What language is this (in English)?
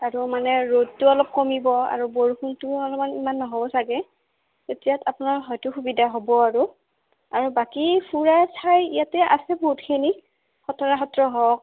Assamese